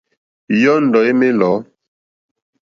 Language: Mokpwe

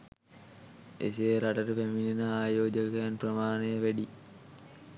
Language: Sinhala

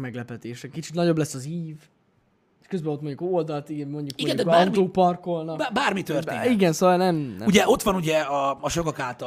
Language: Hungarian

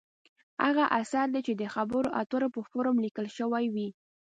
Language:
Pashto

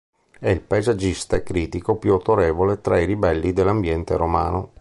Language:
Italian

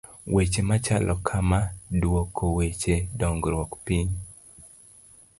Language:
Luo (Kenya and Tanzania)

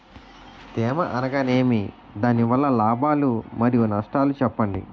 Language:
Telugu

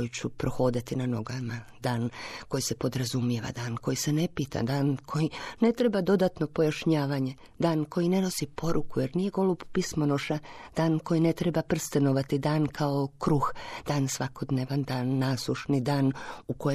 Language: Croatian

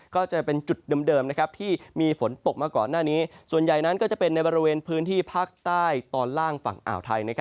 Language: Thai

